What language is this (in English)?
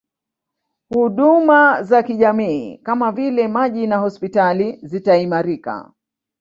Swahili